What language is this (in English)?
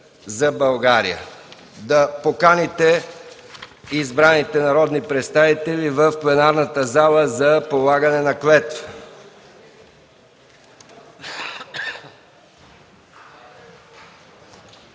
Bulgarian